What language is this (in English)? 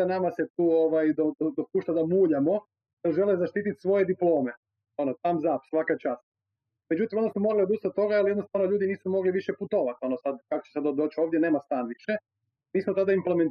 Croatian